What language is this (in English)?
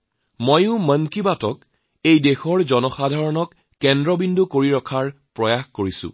Assamese